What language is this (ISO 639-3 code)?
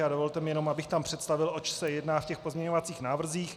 ces